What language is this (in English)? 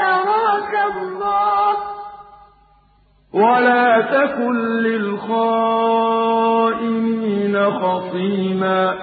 Arabic